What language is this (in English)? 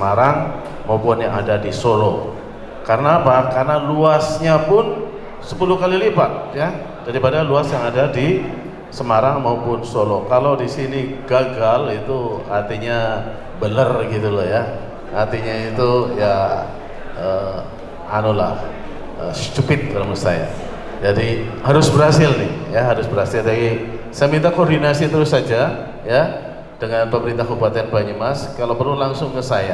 Indonesian